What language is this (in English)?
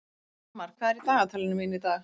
Icelandic